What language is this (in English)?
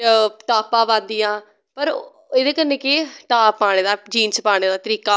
Dogri